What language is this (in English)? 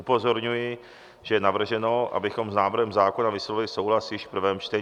Czech